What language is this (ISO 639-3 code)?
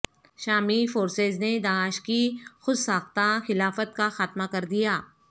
urd